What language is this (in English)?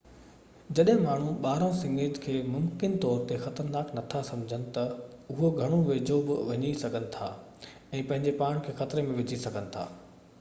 Sindhi